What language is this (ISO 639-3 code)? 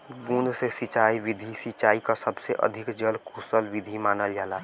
bho